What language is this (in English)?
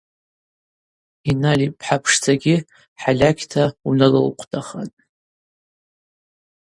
Abaza